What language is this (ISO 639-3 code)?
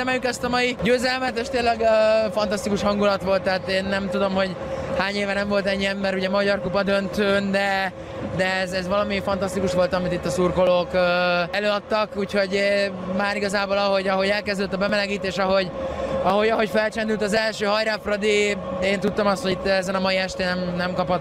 hun